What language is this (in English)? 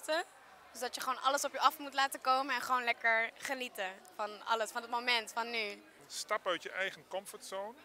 Dutch